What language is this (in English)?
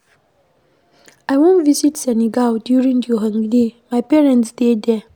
Nigerian Pidgin